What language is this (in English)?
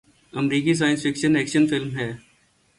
Urdu